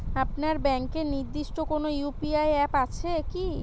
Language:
Bangla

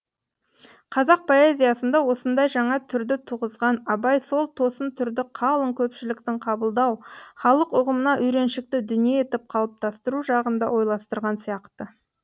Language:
Kazakh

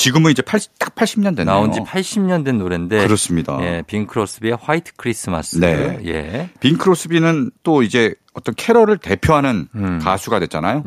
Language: Korean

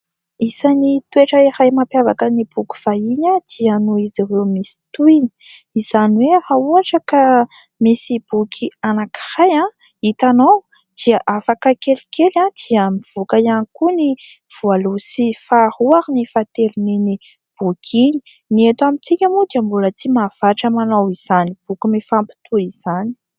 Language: Malagasy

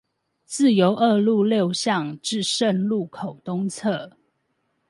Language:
Chinese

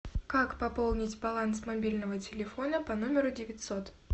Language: Russian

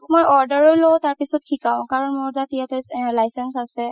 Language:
Assamese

